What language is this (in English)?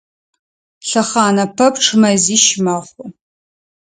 Adyghe